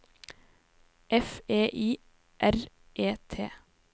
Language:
Norwegian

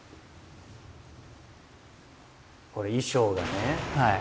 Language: Japanese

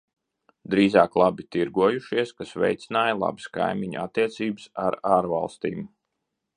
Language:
Latvian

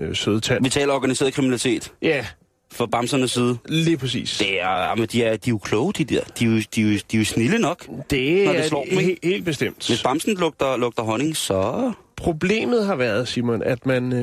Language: Danish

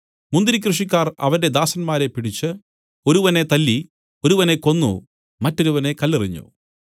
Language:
Malayalam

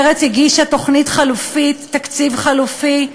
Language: Hebrew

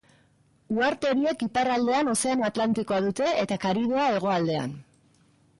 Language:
Basque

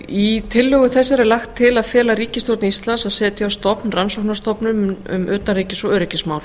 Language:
Icelandic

